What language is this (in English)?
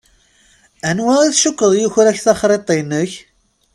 Kabyle